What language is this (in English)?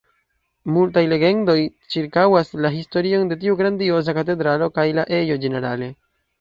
Esperanto